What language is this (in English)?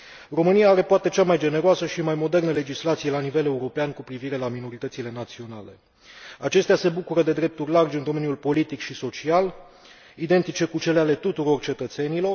Romanian